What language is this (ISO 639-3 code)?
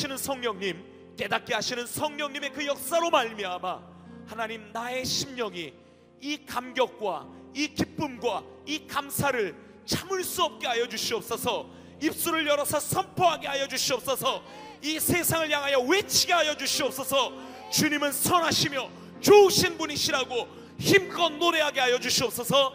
kor